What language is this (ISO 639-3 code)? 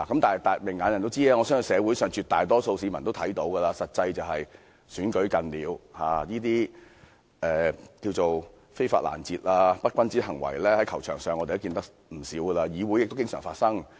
yue